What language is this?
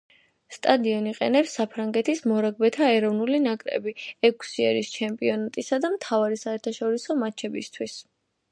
Georgian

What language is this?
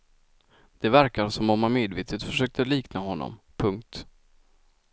Swedish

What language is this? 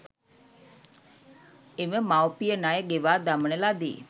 Sinhala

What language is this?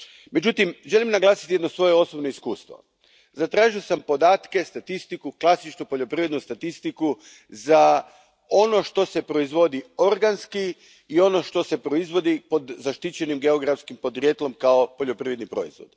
Croatian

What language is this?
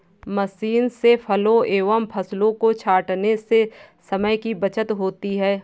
Hindi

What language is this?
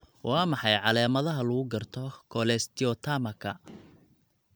Somali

